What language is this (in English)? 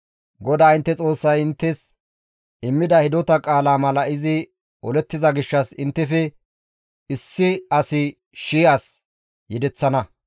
Gamo